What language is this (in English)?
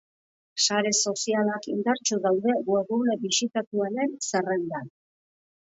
Basque